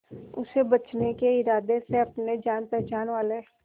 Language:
Hindi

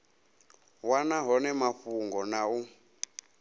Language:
Venda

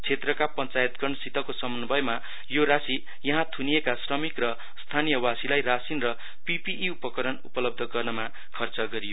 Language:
Nepali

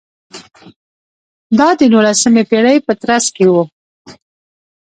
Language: Pashto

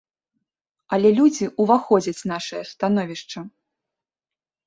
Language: Belarusian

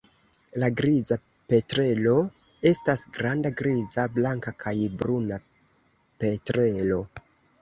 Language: Esperanto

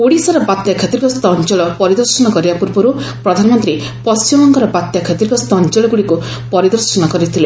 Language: Odia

